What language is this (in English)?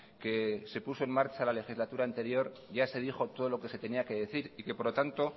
Spanish